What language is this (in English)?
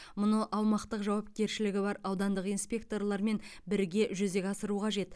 Kazakh